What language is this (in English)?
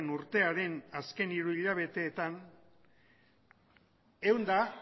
Basque